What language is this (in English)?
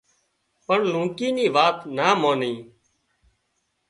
Wadiyara Koli